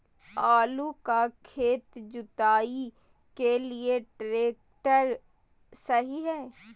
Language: Magahi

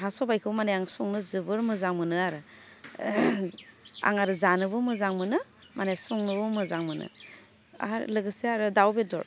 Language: Bodo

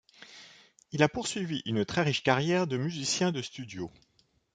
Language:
French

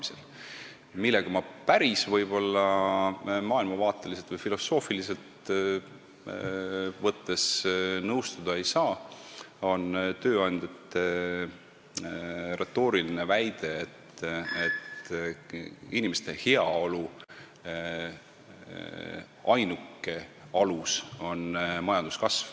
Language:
Estonian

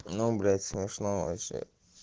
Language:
Russian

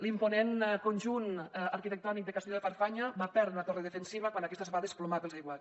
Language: Catalan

